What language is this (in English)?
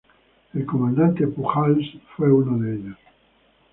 Spanish